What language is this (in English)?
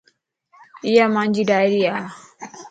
Lasi